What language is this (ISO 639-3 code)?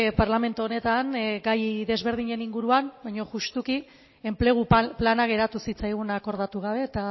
eus